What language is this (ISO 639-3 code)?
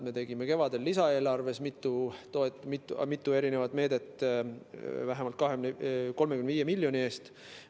est